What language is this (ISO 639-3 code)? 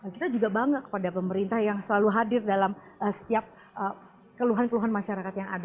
ind